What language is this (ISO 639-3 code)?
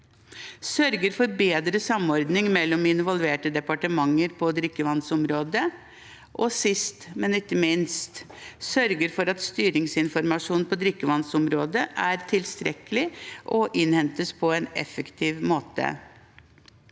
nor